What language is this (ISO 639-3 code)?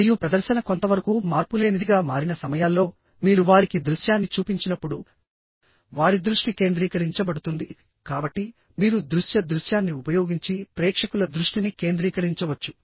tel